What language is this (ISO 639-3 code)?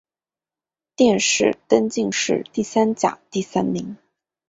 zho